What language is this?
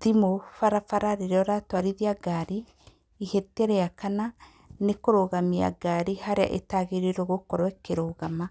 Kikuyu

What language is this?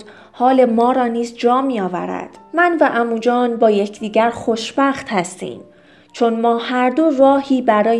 Persian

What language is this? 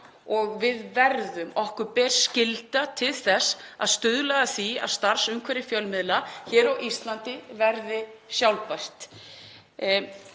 Icelandic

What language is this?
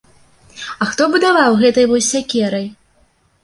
Belarusian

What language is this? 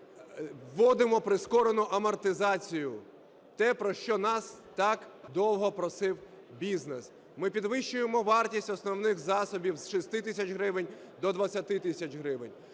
Ukrainian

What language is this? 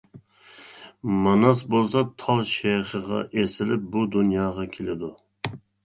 Uyghur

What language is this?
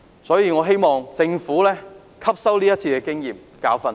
Cantonese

